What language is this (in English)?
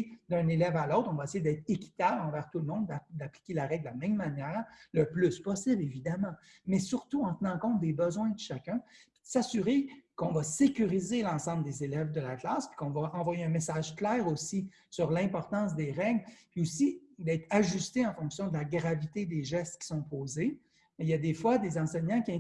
French